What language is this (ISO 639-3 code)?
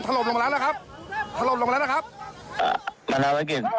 tha